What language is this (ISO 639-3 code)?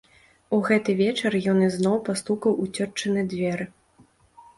bel